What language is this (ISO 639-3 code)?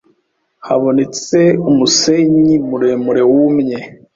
kin